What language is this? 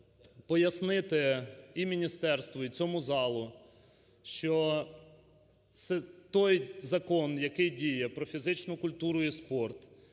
Ukrainian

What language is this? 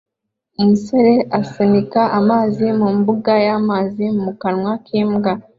Kinyarwanda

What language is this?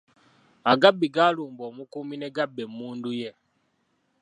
Ganda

